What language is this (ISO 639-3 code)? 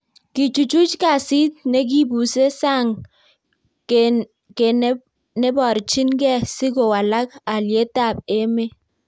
kln